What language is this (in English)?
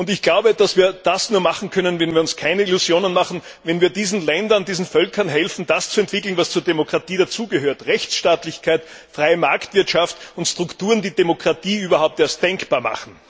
German